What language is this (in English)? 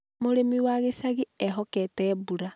Kikuyu